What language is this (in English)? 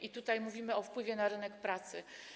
Polish